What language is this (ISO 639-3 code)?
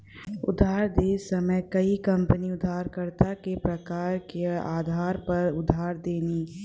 bho